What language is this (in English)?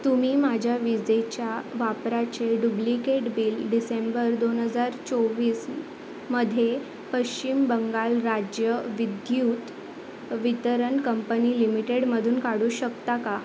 Marathi